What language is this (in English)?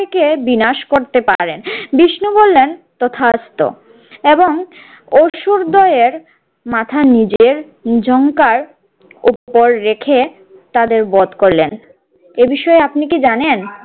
Bangla